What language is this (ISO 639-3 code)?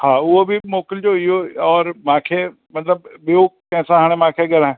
snd